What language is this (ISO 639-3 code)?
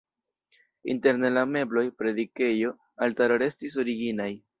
epo